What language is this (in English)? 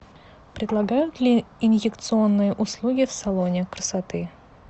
Russian